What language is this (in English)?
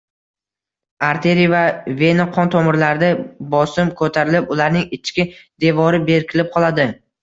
Uzbek